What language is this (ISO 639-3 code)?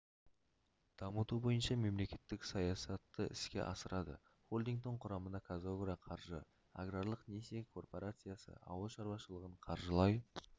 kaz